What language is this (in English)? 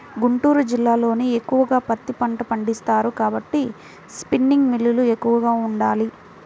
Telugu